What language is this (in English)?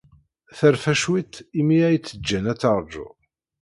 Kabyle